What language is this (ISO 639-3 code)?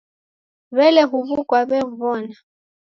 dav